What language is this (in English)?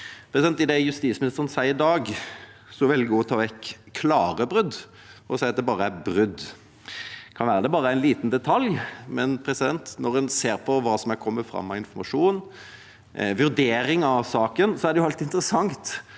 Norwegian